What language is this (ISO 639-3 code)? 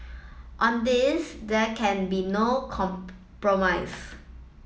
eng